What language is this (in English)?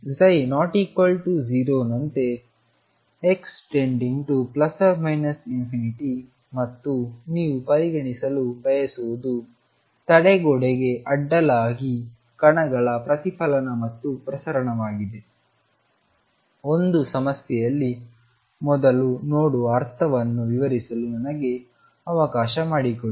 Kannada